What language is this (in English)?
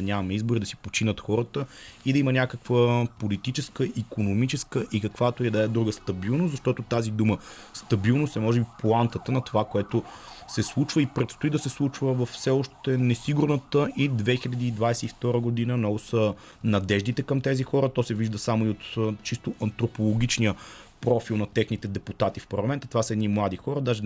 Bulgarian